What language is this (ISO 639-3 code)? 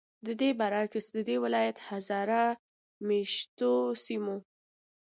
pus